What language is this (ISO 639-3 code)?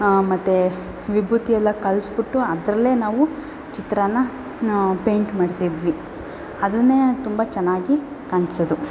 kan